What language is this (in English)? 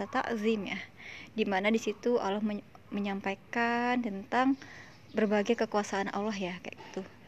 Indonesian